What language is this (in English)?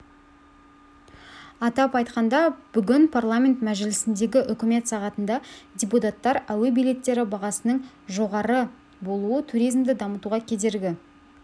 Kazakh